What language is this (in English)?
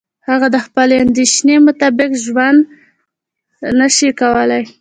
Pashto